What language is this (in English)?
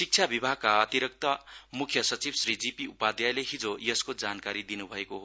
Nepali